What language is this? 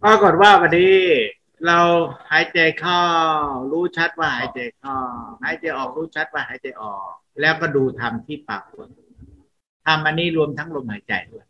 Thai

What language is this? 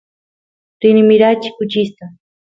Santiago del Estero Quichua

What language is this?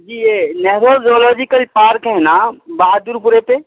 Urdu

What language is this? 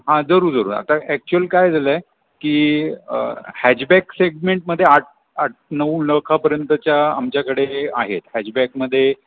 Marathi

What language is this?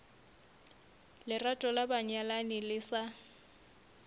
Northern Sotho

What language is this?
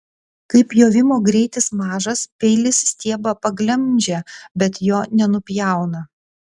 Lithuanian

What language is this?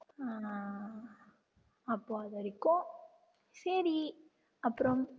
Tamil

